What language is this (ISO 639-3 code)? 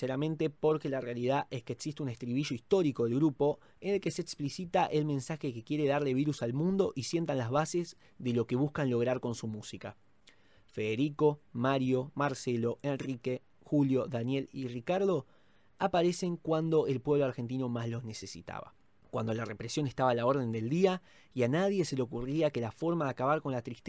spa